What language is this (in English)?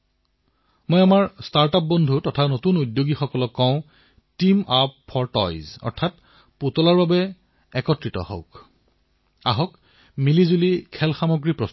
Assamese